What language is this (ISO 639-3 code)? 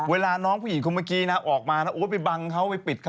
tha